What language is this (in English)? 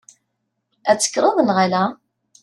Kabyle